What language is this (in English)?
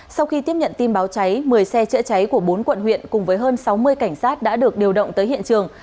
Vietnamese